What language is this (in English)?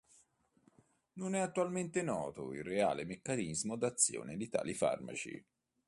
Italian